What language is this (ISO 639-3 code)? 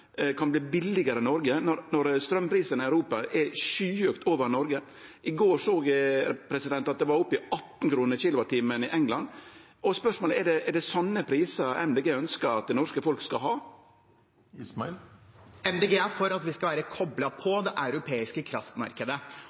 nor